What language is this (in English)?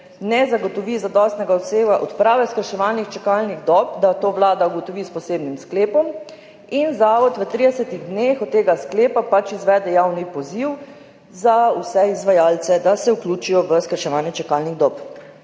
Slovenian